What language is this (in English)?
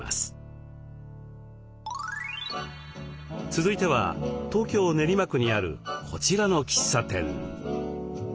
Japanese